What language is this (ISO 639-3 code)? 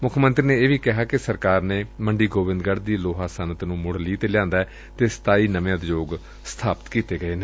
pan